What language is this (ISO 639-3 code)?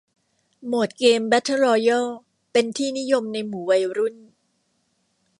tha